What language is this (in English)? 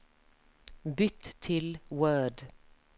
Norwegian